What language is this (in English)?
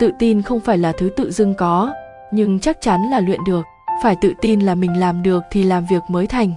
Vietnamese